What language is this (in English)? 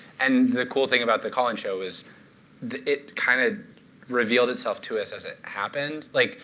English